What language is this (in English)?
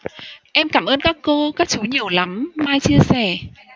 Vietnamese